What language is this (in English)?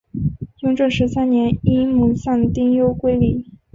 Chinese